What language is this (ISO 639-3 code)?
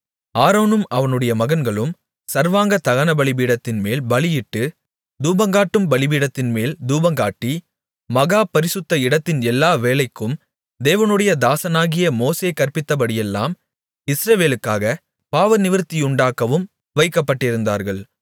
tam